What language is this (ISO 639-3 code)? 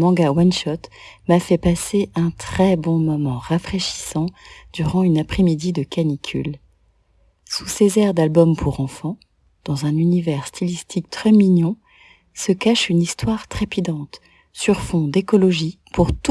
fra